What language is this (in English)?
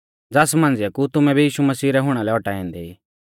Mahasu Pahari